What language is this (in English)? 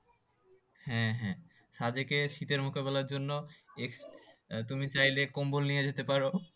Bangla